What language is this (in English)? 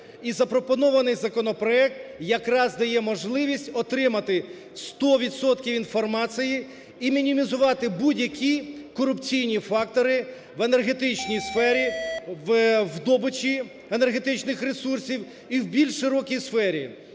Ukrainian